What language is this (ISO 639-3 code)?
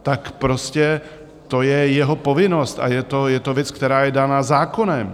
ces